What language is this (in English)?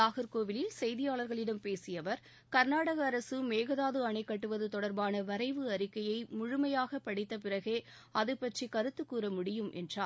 Tamil